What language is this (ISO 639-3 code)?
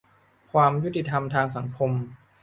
tha